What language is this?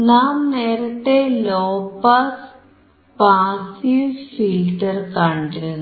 Malayalam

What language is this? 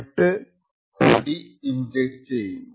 Malayalam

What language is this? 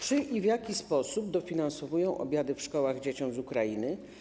Polish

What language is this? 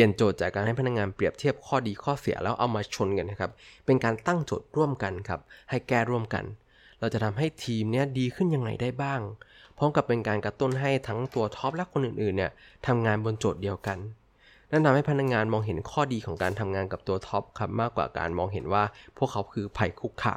Thai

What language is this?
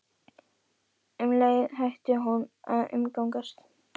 Icelandic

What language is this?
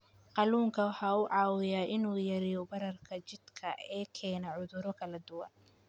Somali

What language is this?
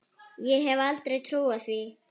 Icelandic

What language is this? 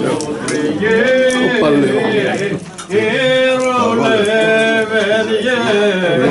Romanian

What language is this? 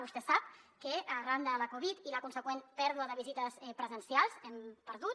Catalan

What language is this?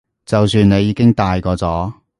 Cantonese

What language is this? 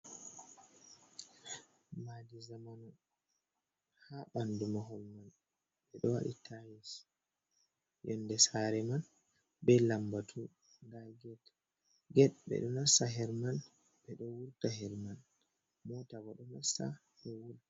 Fula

